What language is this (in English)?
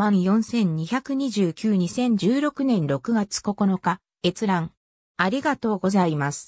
Japanese